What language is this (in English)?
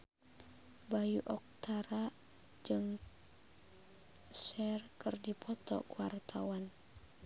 Sundanese